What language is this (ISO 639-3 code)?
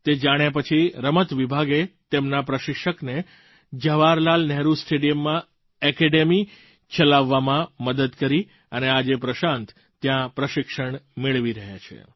guj